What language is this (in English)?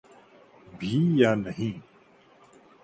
Urdu